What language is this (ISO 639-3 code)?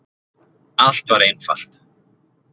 isl